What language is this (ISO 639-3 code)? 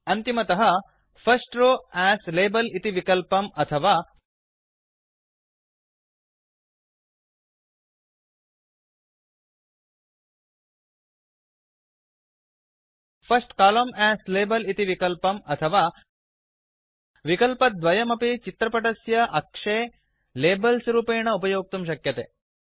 san